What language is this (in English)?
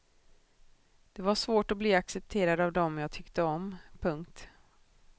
Swedish